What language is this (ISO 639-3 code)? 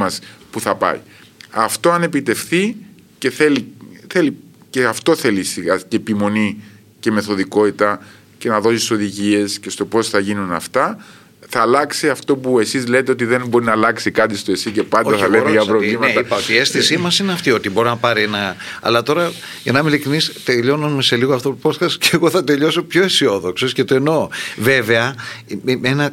ell